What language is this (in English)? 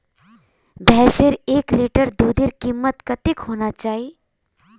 Magahi